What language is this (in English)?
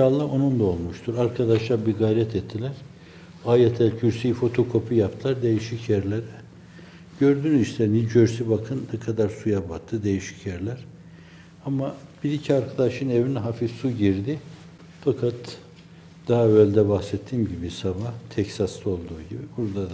Turkish